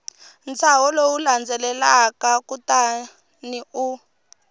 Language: Tsonga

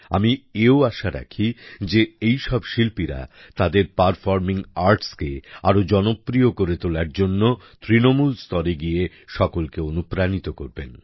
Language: Bangla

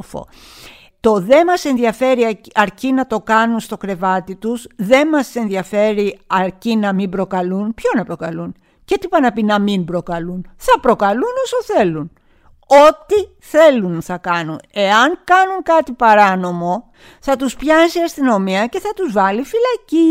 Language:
Greek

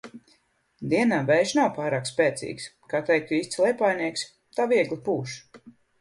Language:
Latvian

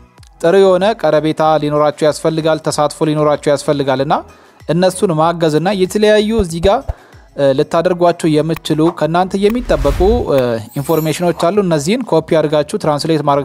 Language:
Arabic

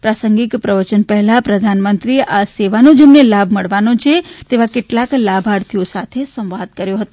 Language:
Gujarati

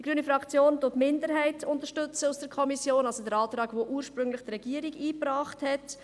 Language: Swiss German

